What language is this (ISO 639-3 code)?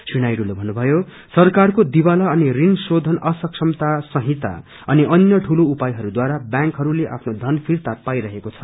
nep